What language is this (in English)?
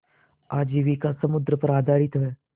Hindi